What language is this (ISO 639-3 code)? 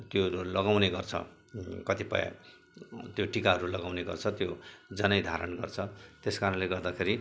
nep